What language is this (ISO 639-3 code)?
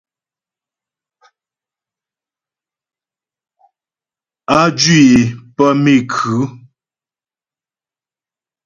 bbj